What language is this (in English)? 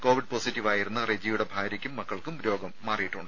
Malayalam